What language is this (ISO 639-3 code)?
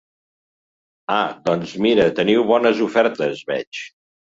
cat